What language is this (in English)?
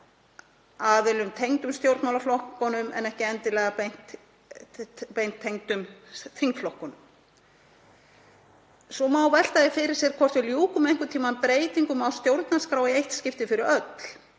Icelandic